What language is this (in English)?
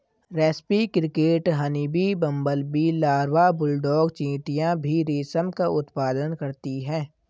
Hindi